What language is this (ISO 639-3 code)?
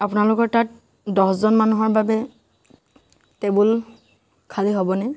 asm